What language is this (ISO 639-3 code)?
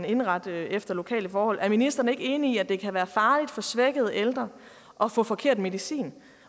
dan